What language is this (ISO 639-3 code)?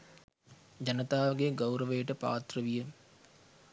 sin